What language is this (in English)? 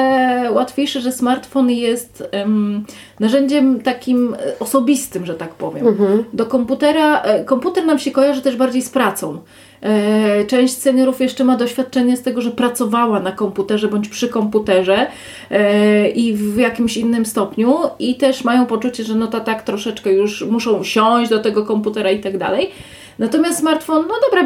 Polish